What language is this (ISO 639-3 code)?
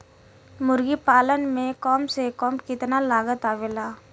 bho